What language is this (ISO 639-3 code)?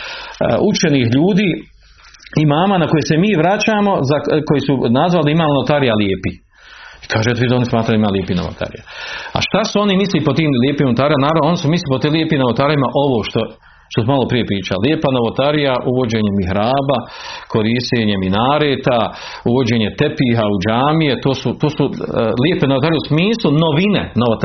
hrv